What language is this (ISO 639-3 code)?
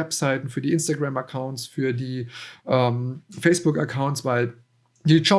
deu